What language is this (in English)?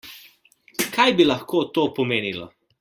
Slovenian